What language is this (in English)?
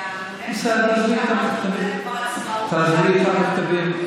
Hebrew